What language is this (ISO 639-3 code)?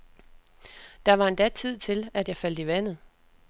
dan